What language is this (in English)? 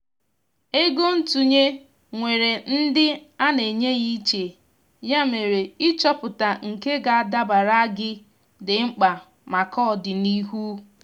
Igbo